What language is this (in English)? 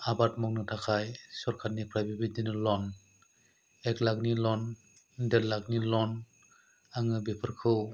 Bodo